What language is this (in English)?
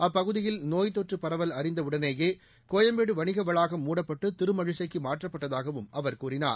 Tamil